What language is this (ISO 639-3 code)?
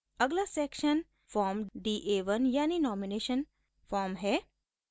hin